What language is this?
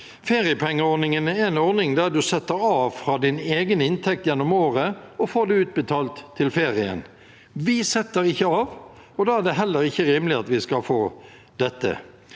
Norwegian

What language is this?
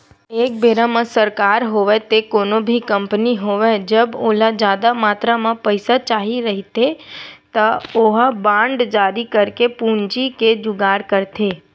Chhattisgarhi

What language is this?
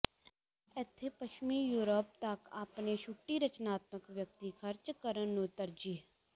Punjabi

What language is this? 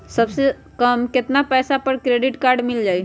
Magahi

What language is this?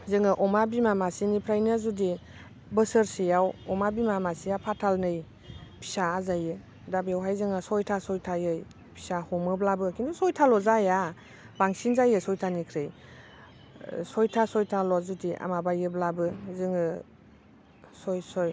Bodo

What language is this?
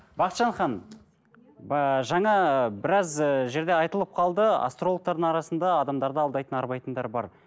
Kazakh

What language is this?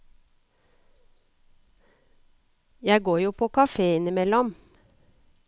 Norwegian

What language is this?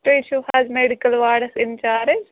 Kashmiri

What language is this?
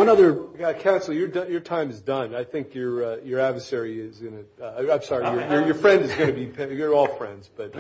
English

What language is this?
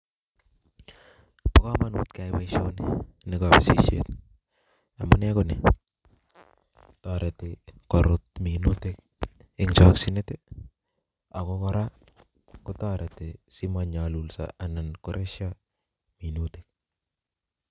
Kalenjin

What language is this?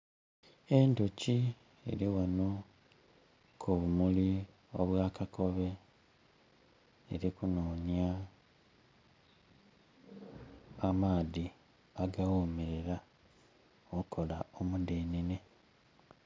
Soga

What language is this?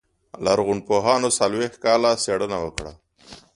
Pashto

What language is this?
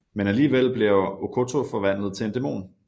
Danish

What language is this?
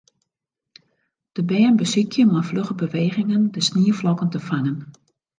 Western Frisian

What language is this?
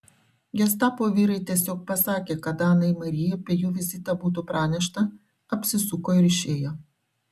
Lithuanian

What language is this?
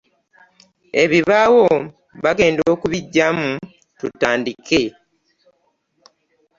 Ganda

